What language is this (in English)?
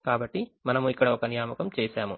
Telugu